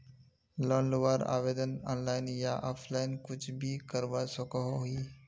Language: Magahi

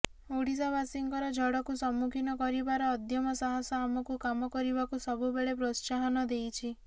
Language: Odia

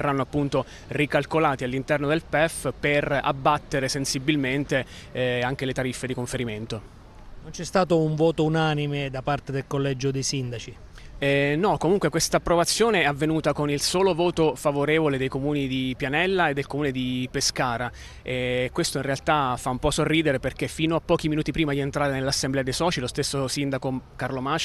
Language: Italian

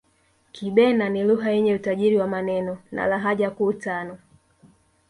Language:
Swahili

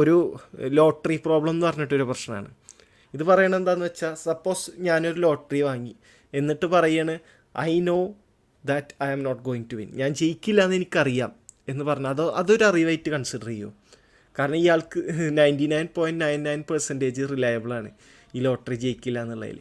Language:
Malayalam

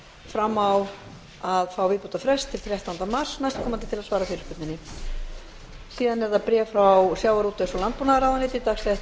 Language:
Icelandic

